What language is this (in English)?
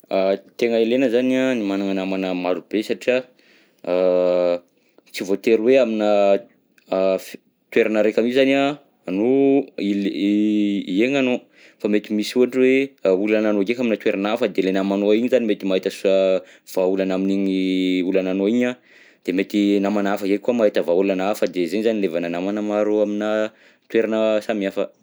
Southern Betsimisaraka Malagasy